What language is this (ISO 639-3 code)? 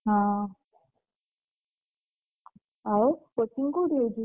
ori